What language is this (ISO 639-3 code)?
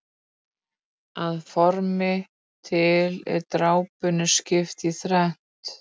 isl